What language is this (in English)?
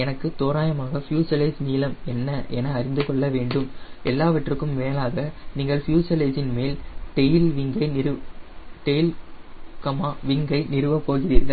Tamil